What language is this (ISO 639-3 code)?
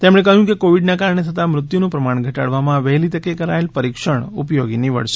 guj